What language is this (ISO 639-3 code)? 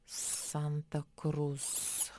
lit